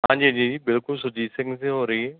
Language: Punjabi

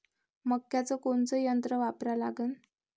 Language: Marathi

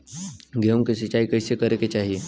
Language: Bhojpuri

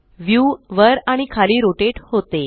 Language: Marathi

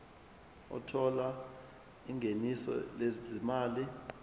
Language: Zulu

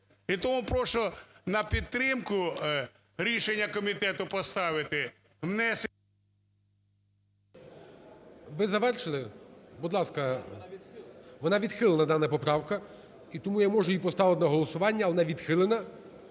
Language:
Ukrainian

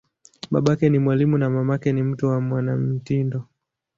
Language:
Swahili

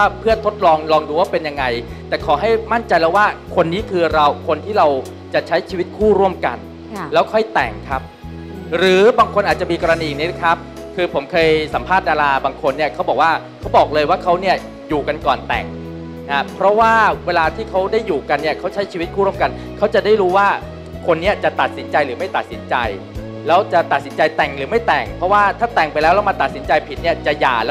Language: Thai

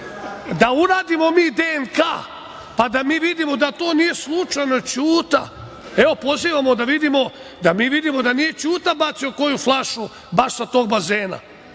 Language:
Serbian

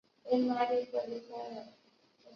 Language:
Chinese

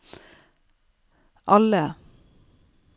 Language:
Norwegian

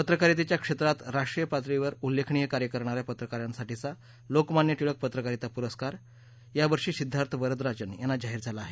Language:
Marathi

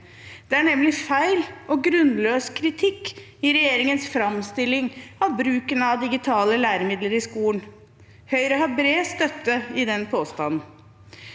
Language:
Norwegian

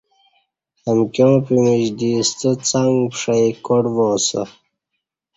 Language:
Kati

